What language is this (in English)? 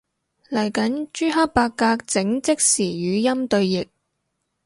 Cantonese